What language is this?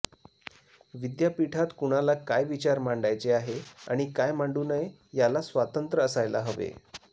Marathi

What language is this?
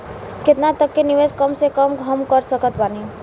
Bhojpuri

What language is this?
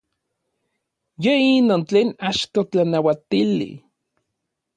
Orizaba Nahuatl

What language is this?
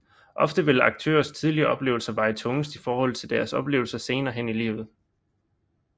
Danish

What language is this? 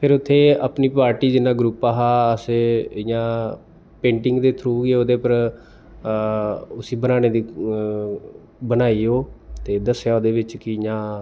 Dogri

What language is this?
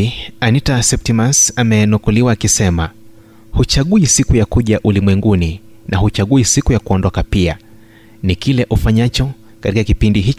Swahili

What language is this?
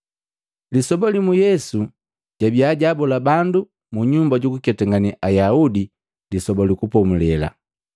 Matengo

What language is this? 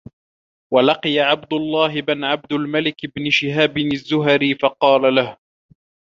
Arabic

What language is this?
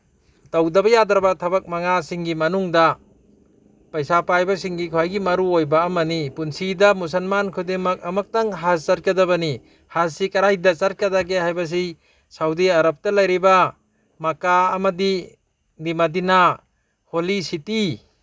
Manipuri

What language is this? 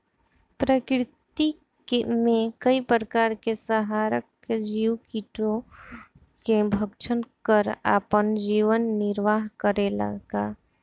Bhojpuri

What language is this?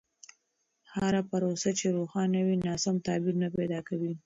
Pashto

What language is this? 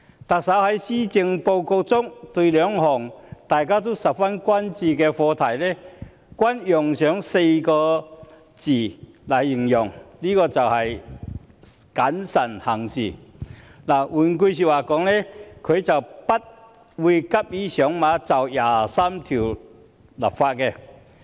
Cantonese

